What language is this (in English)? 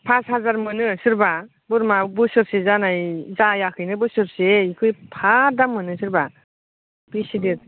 Bodo